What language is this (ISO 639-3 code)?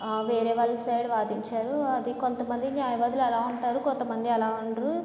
tel